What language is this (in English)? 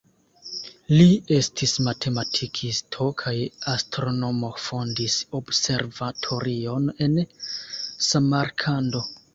Esperanto